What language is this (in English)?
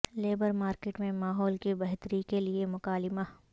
Urdu